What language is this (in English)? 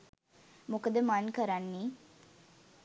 Sinhala